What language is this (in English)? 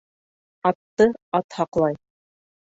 Bashkir